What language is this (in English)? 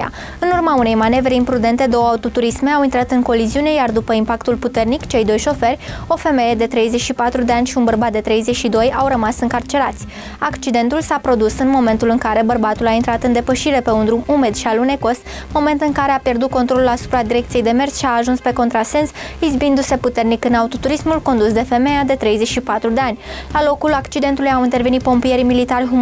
Romanian